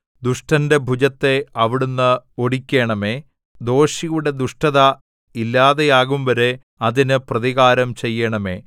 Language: Malayalam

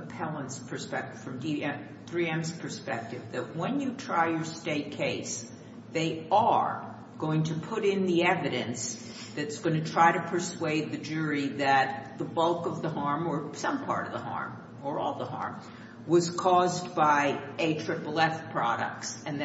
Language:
English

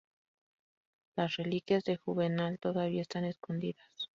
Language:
Spanish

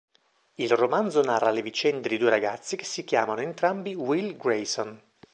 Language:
Italian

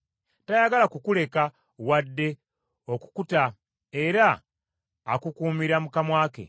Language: Ganda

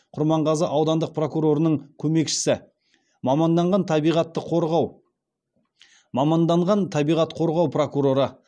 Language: Kazakh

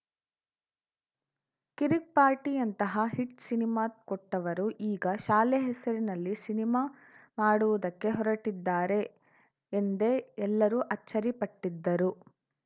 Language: Kannada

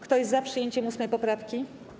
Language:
Polish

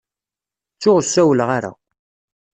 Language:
Kabyle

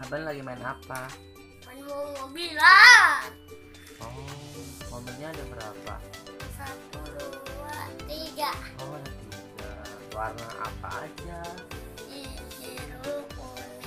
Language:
Indonesian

